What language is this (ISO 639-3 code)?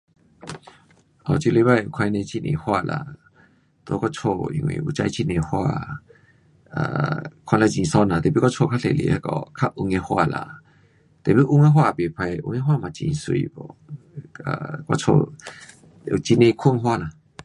cpx